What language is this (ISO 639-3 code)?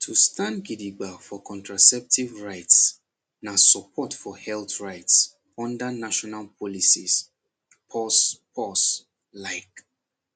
pcm